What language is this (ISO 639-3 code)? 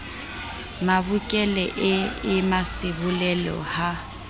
sot